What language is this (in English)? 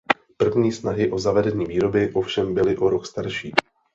Czech